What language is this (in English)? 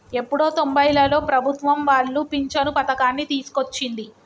Telugu